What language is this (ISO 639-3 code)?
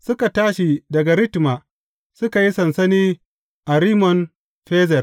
hau